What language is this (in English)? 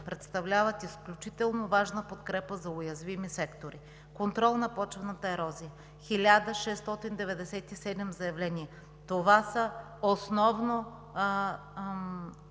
Bulgarian